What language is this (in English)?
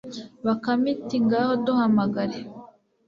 Kinyarwanda